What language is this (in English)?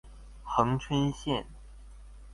Chinese